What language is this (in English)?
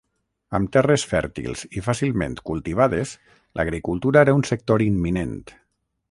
Catalan